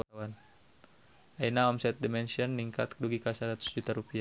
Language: Sundanese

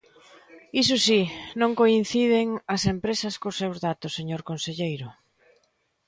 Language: Galician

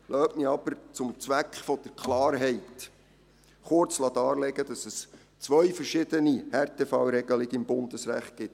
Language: Swiss German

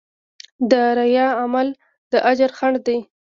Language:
Pashto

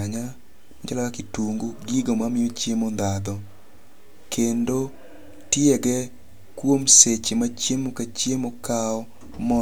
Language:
Luo (Kenya and Tanzania)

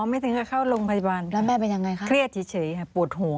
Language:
Thai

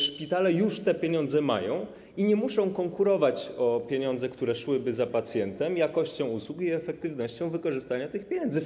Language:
Polish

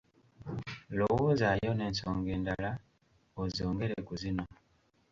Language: Ganda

